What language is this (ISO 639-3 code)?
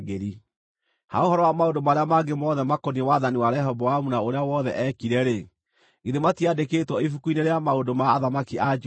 kik